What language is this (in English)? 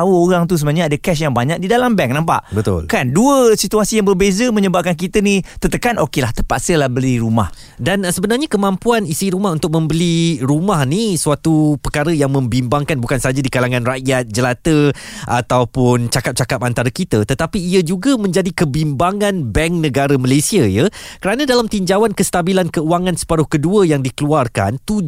Malay